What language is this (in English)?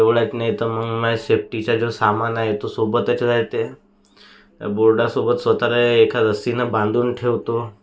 Marathi